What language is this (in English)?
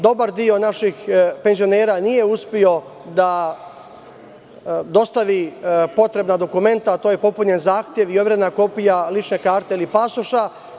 Serbian